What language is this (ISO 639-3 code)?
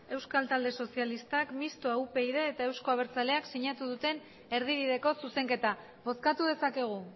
eus